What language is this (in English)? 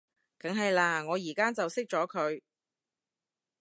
Cantonese